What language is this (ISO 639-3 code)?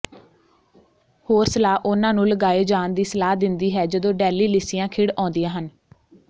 pan